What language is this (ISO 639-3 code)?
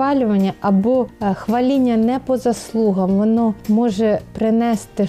ukr